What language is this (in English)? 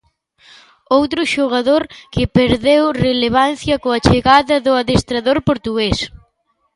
Galician